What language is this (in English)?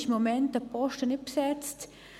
Swiss German